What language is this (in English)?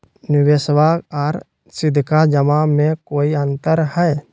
Magahi